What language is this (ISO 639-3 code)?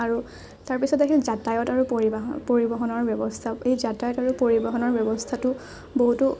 asm